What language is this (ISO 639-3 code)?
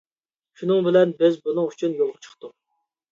uig